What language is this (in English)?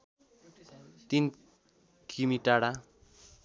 Nepali